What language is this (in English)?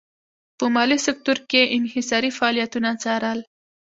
Pashto